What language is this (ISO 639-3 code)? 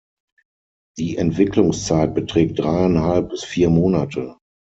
deu